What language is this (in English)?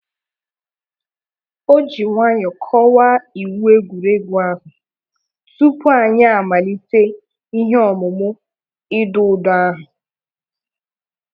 Igbo